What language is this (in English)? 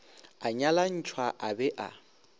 Northern Sotho